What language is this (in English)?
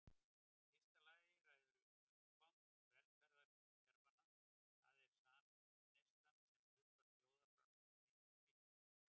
Icelandic